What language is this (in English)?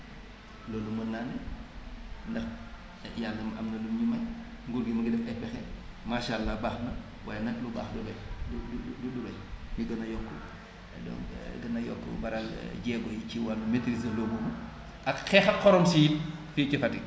Wolof